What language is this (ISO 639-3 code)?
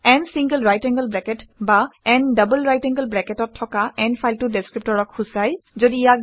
asm